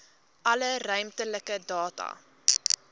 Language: Afrikaans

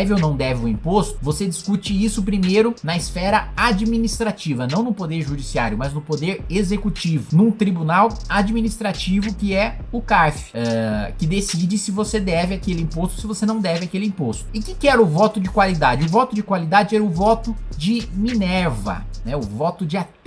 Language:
Portuguese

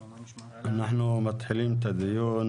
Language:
Hebrew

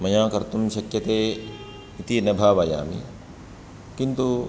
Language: Sanskrit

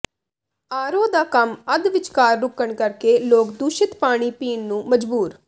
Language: Punjabi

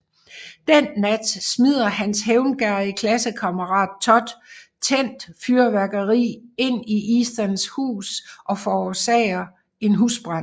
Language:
Danish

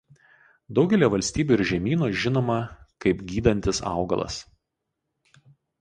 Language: Lithuanian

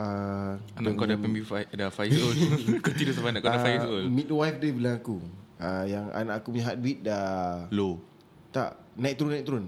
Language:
Malay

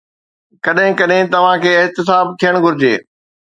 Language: Sindhi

